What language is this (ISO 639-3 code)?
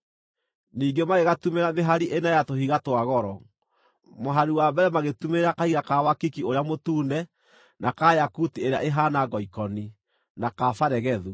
kik